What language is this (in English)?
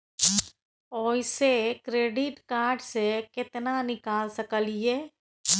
Maithili